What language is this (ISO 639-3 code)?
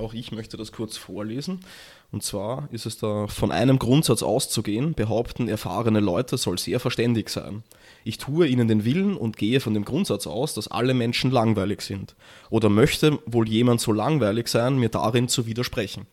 deu